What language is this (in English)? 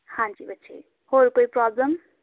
Punjabi